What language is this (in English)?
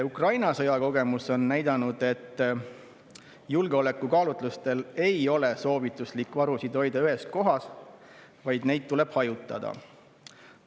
Estonian